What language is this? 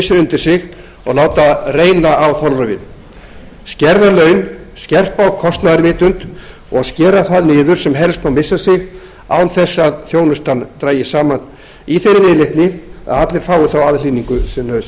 Icelandic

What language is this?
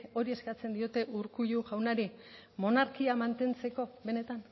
Basque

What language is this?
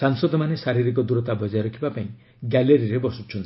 Odia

